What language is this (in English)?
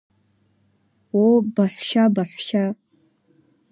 Abkhazian